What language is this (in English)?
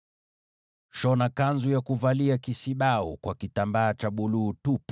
Swahili